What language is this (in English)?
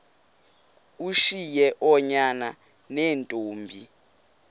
Xhosa